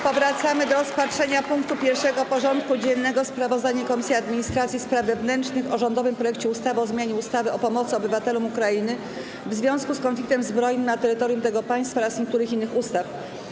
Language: Polish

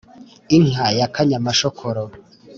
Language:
Kinyarwanda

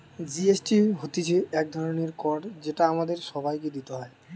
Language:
Bangla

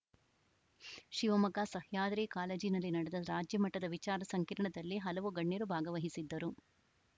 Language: Kannada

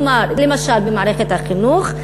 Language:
Hebrew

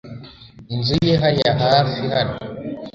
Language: Kinyarwanda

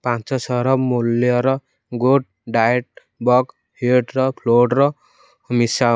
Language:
Odia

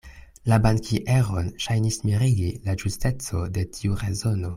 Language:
Esperanto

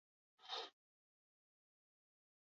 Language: Basque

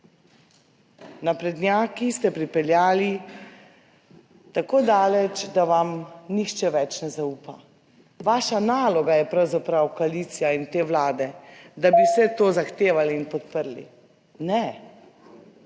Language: Slovenian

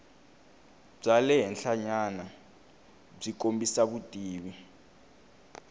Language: Tsonga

